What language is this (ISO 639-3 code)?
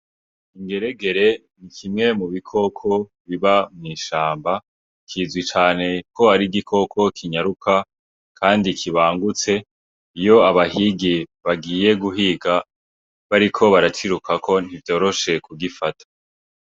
run